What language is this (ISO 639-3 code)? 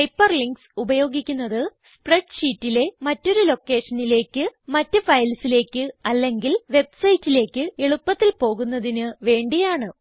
mal